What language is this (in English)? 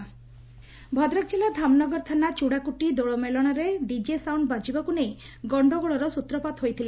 Odia